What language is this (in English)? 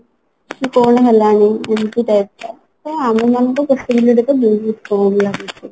Odia